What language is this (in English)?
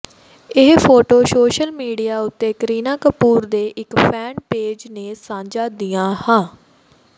Punjabi